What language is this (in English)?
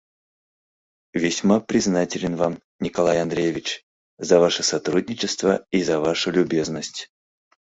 Mari